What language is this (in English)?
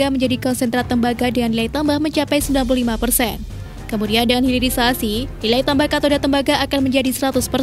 Indonesian